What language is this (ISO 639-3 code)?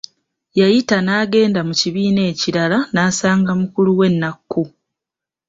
lug